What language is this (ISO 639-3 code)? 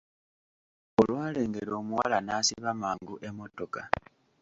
lug